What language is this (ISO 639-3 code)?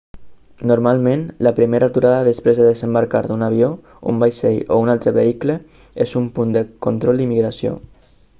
cat